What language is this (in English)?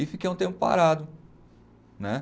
Portuguese